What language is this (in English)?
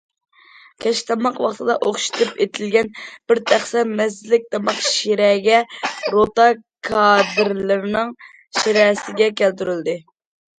Uyghur